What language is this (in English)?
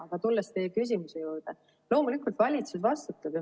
Estonian